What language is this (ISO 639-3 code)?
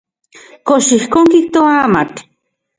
ncx